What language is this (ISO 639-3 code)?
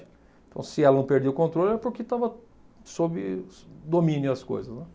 por